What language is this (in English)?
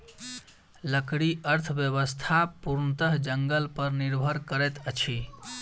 Maithili